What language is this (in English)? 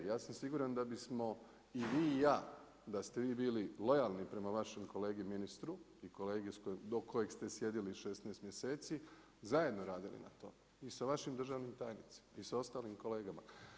Croatian